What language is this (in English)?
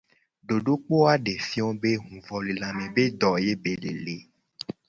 Gen